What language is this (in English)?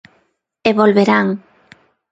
Galician